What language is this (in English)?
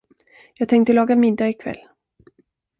Swedish